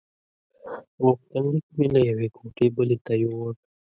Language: Pashto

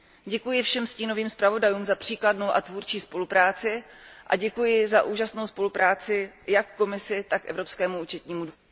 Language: Czech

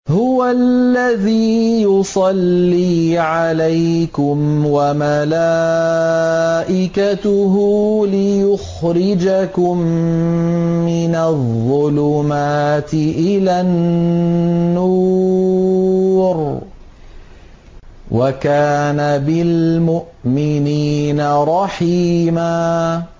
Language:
Arabic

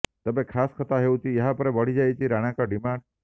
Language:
Odia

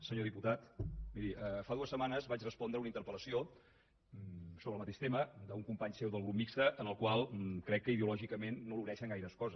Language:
Catalan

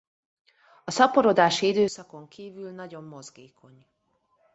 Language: Hungarian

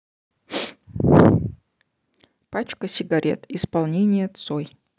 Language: Russian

